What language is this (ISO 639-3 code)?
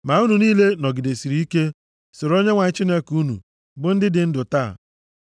ibo